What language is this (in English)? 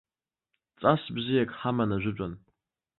Abkhazian